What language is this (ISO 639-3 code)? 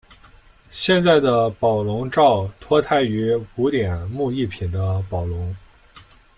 zho